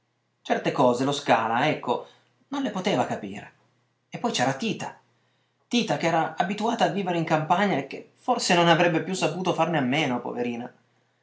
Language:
Italian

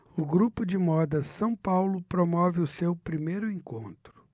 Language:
Portuguese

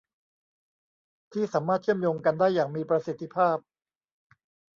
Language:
Thai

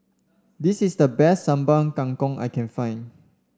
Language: English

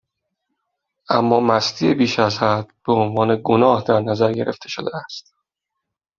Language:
Persian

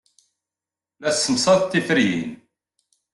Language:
Kabyle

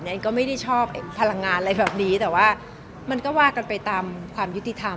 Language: Thai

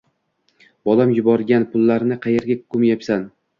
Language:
Uzbek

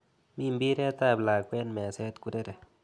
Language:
Kalenjin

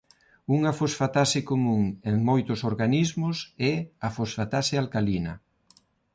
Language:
Galician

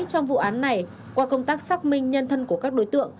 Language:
Vietnamese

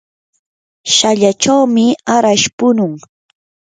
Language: Yanahuanca Pasco Quechua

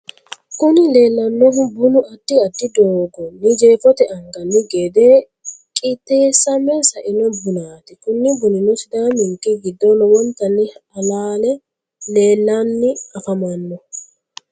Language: Sidamo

